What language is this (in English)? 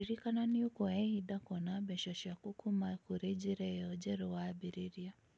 Kikuyu